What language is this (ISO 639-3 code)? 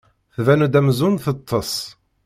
kab